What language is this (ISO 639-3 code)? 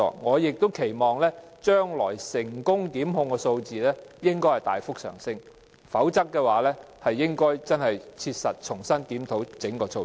yue